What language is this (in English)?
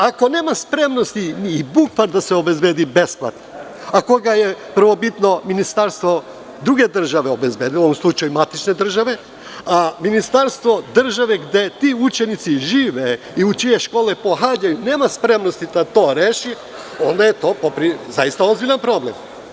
Serbian